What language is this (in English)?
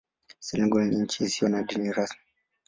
Swahili